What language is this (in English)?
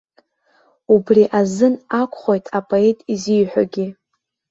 Abkhazian